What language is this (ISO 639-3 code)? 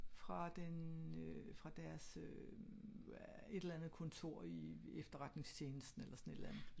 dan